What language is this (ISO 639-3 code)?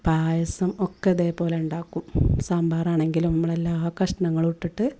mal